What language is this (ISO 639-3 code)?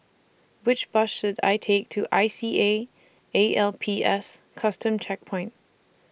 eng